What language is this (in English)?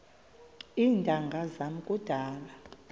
Xhosa